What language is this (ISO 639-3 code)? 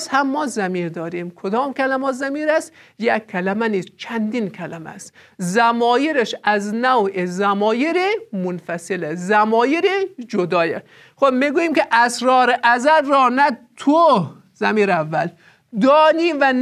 fas